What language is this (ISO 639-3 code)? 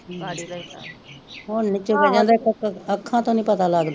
pan